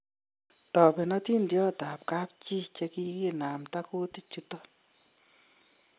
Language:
Kalenjin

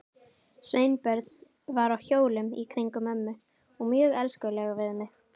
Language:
Icelandic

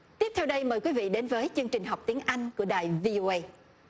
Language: Vietnamese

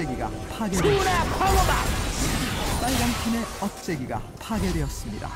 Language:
Korean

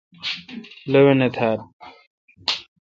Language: Kalkoti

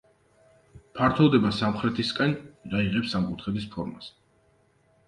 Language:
Georgian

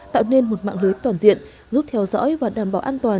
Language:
Vietnamese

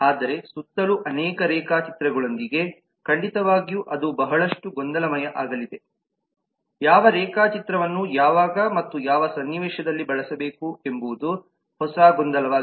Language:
Kannada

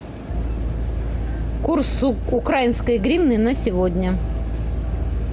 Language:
Russian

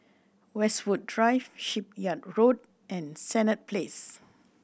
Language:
English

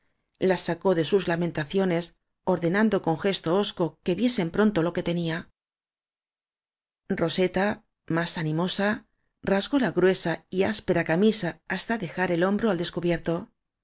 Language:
Spanish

